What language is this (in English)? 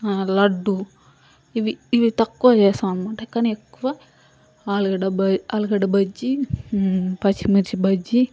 Telugu